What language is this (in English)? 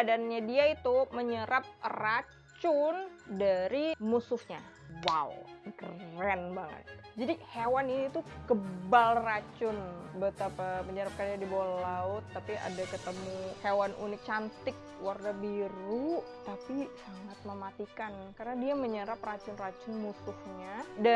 Indonesian